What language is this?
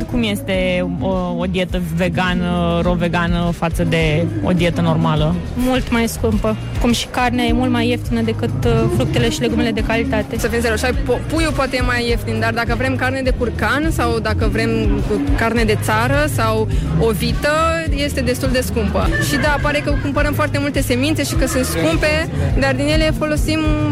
Romanian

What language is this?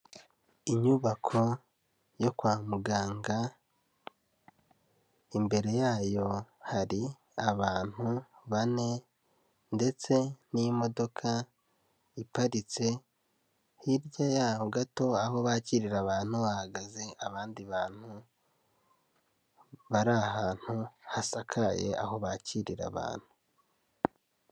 Kinyarwanda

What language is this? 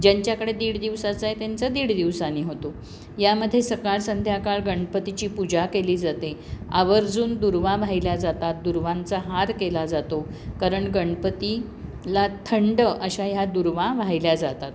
Marathi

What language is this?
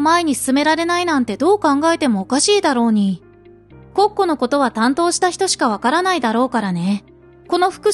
Japanese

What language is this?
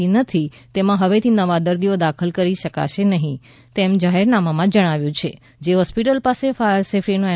Gujarati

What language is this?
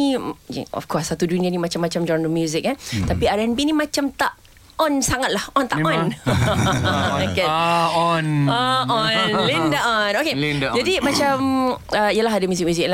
Malay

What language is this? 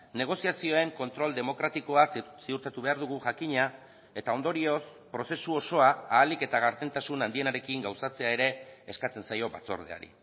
Basque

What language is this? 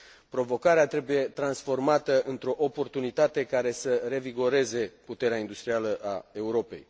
Romanian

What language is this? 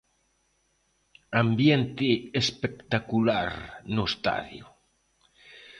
Galician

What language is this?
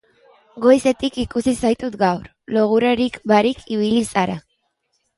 Basque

